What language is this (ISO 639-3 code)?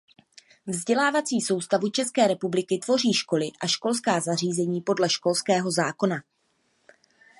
ces